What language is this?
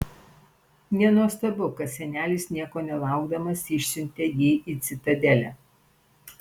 Lithuanian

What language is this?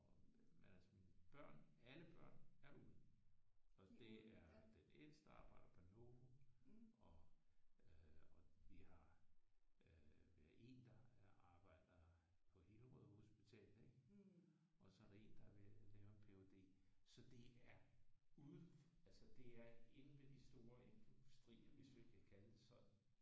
Danish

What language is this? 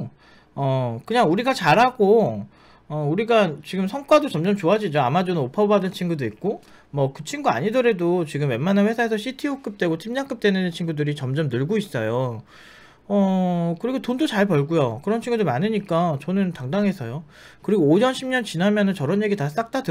Korean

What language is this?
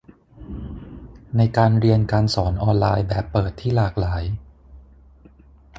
Thai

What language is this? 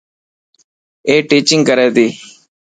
Dhatki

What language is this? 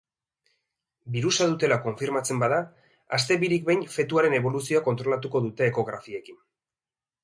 Basque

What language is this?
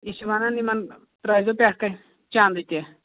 Kashmiri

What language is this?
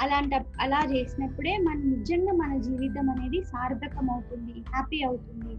Telugu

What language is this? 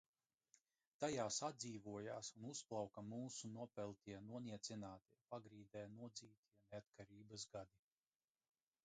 Latvian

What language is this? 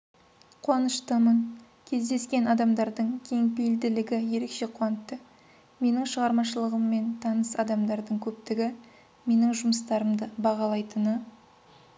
Kazakh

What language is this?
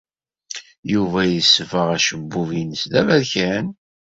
Kabyle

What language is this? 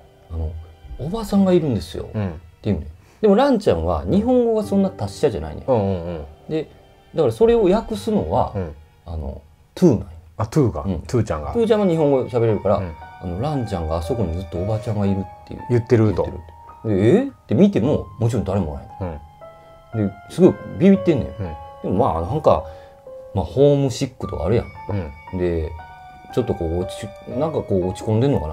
Japanese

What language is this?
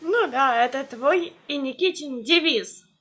Russian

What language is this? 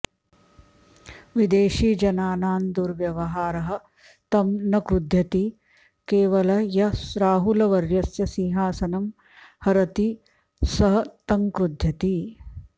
Sanskrit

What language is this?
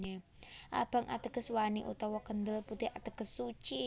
Javanese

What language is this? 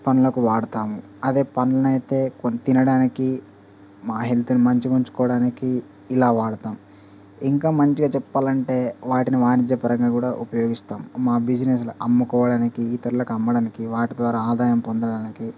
Telugu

